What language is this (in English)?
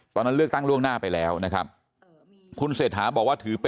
Thai